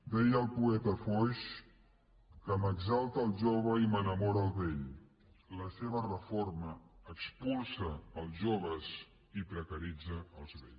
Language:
Catalan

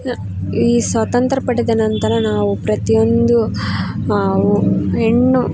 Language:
Kannada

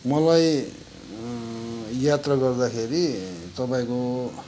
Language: Nepali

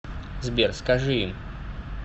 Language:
Russian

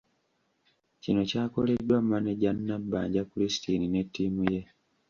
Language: Ganda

